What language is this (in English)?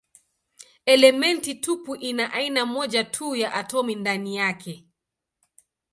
Swahili